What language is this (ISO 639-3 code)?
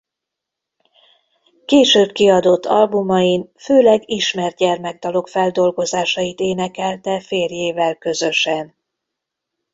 hun